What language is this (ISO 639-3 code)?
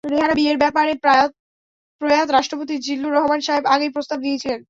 ben